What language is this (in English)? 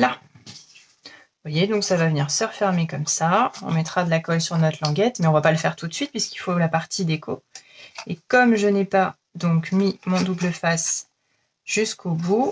French